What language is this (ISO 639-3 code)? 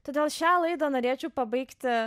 lit